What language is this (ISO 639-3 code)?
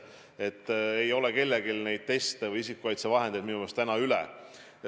est